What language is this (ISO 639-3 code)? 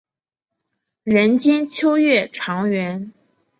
zho